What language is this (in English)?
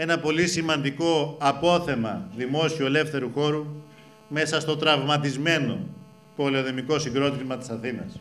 Greek